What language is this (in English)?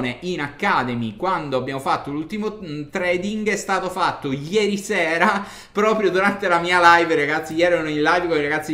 Italian